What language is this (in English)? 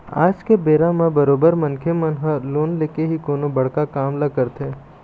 Chhattisgarhi